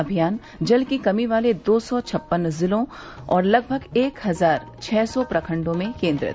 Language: Hindi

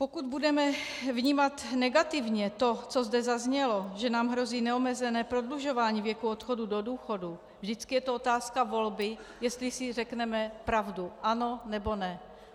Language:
Czech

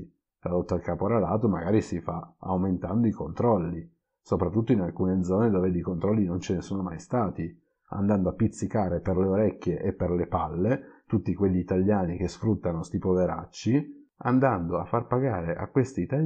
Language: Italian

